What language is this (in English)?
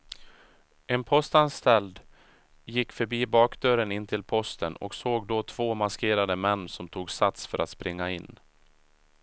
Swedish